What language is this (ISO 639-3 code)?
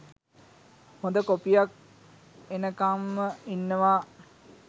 sin